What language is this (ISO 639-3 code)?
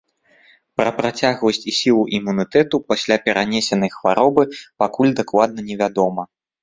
bel